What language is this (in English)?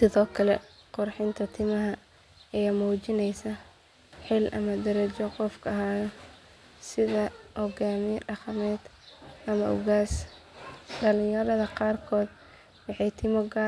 Somali